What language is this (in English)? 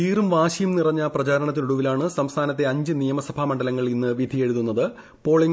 Malayalam